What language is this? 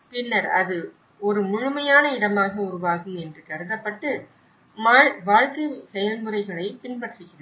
Tamil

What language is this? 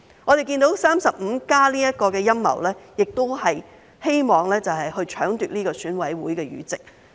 Cantonese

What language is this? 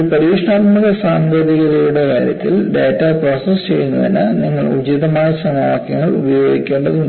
Malayalam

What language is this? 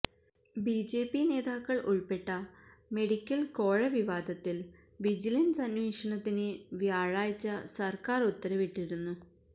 Malayalam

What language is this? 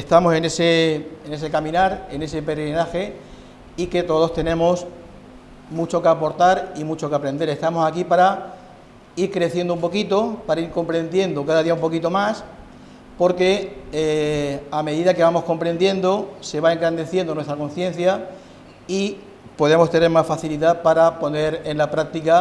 Spanish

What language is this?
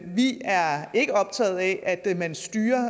Danish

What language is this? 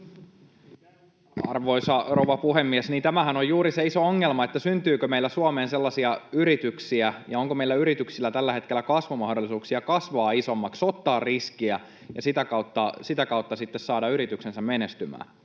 Finnish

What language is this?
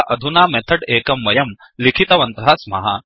Sanskrit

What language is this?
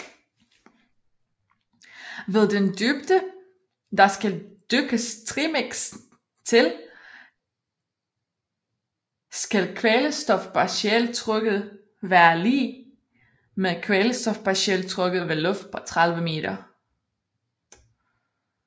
Danish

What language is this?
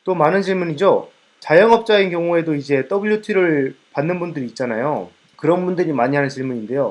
Korean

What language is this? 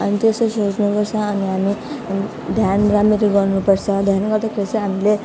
Nepali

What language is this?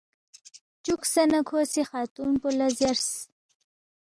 Balti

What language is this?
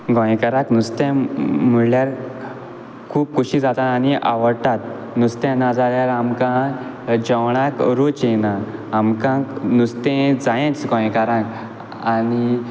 Konkani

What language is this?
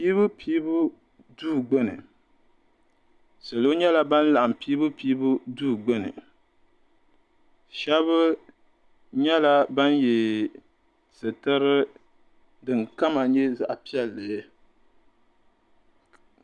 Dagbani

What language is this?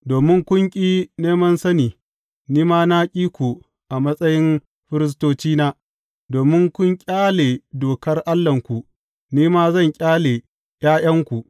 Hausa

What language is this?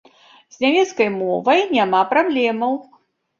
Belarusian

